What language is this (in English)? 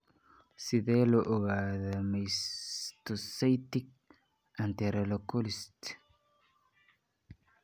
Somali